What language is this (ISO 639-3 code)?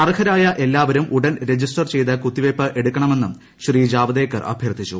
mal